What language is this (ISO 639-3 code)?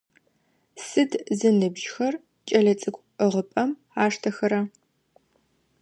ady